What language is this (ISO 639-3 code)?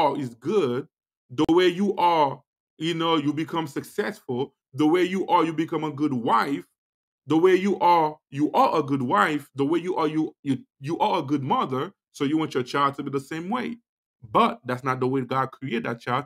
eng